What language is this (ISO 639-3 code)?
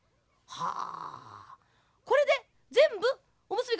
jpn